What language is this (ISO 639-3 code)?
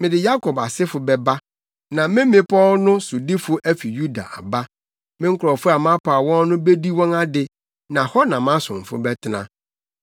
aka